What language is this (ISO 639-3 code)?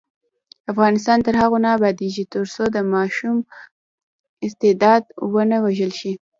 pus